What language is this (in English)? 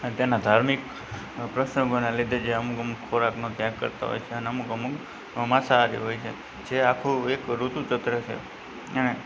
Gujarati